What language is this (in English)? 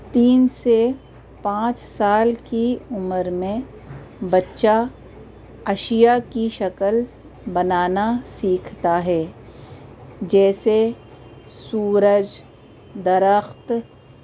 Urdu